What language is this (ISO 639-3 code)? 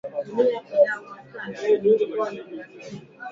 swa